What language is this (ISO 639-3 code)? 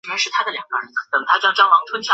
zho